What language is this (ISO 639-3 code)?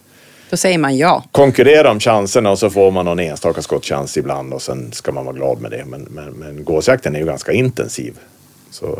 swe